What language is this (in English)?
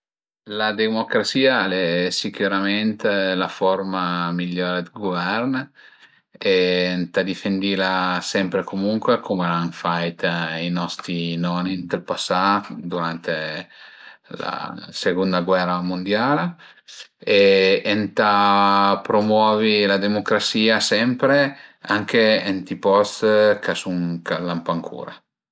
Piedmontese